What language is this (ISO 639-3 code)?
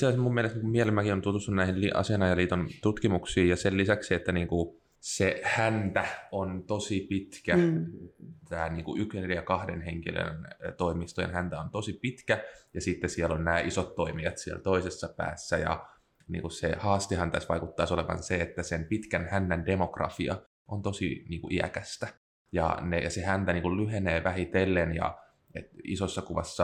fin